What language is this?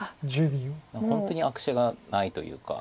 Japanese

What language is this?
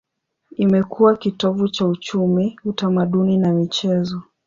Swahili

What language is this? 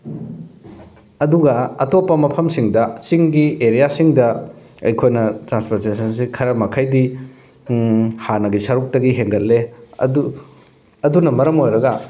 Manipuri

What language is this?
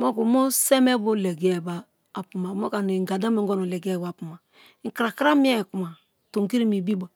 Kalabari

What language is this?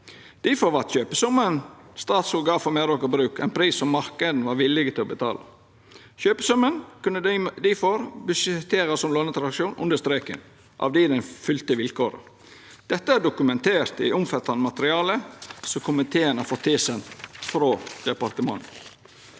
Norwegian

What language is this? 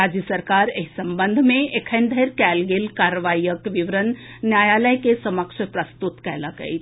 Maithili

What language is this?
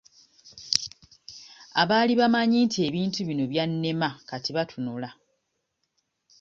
Ganda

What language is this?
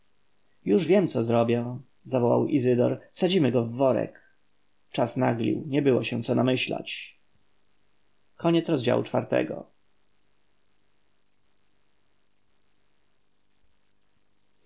Polish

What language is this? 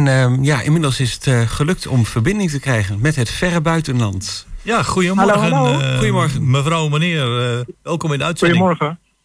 Dutch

